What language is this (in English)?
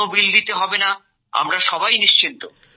Bangla